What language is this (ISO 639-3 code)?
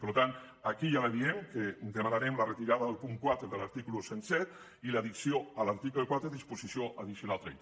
cat